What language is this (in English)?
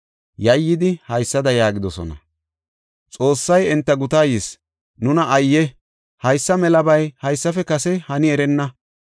Gofa